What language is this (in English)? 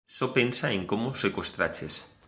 Galician